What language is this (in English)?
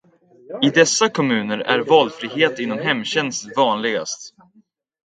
Swedish